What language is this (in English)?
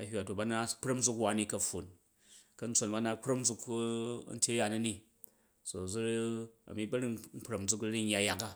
Jju